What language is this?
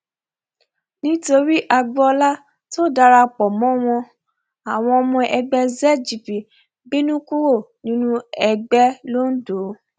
Yoruba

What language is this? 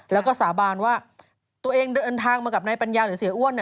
Thai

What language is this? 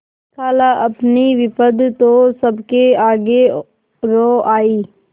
Hindi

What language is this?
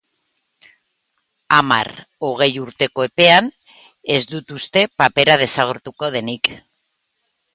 Basque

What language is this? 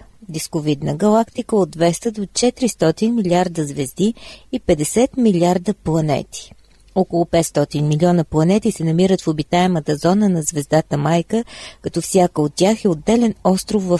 Bulgarian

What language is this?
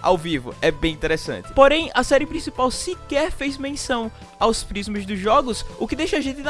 Portuguese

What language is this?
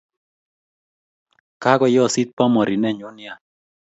Kalenjin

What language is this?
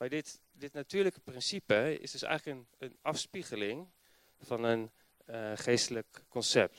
Dutch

